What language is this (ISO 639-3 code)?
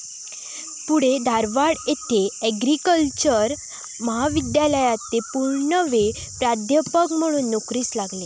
mar